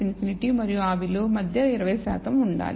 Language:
Telugu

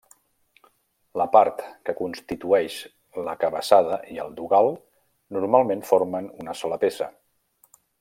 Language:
Catalan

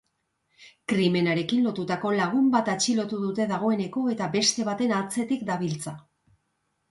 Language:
Basque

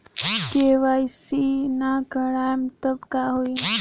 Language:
Bhojpuri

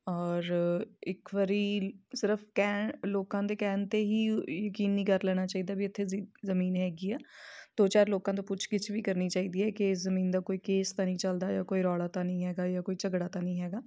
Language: Punjabi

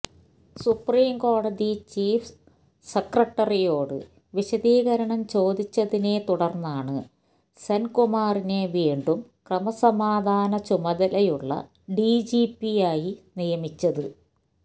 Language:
Malayalam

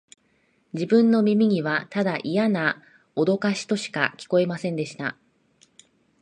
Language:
Japanese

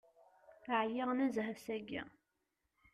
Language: Kabyle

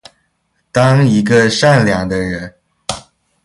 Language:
Chinese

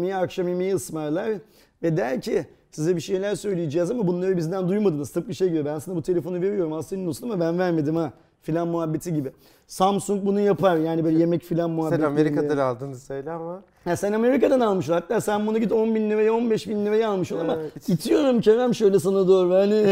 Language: Turkish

